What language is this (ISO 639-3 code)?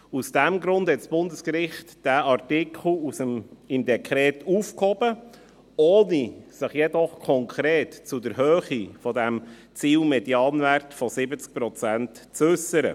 gsw